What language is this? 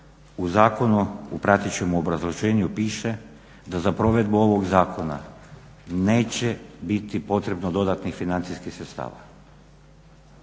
Croatian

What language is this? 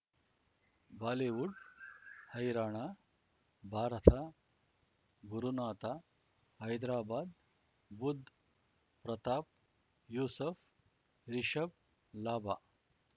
Kannada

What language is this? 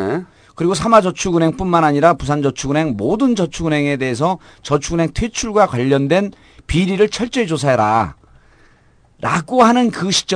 Korean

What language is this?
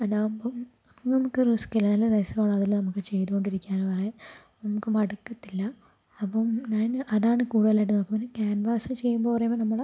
Malayalam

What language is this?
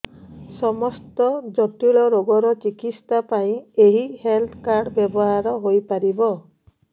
Odia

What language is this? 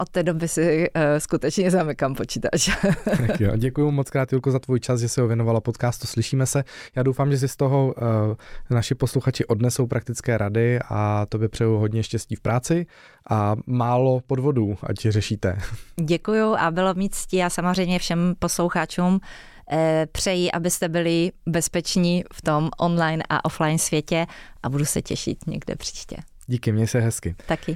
Czech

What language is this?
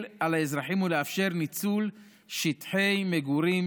Hebrew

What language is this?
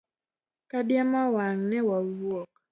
Luo (Kenya and Tanzania)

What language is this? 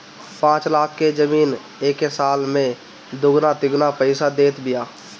Bhojpuri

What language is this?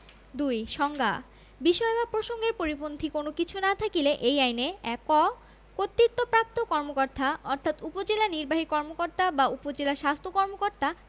Bangla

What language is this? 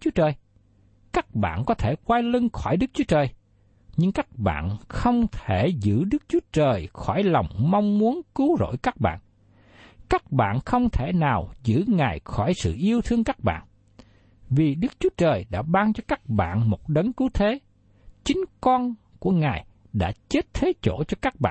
Vietnamese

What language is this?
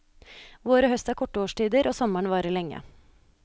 Norwegian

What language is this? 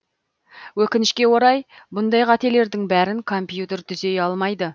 Kazakh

